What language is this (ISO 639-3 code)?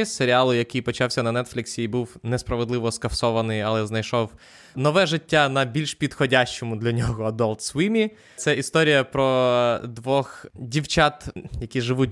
ukr